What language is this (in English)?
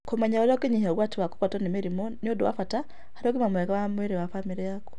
Kikuyu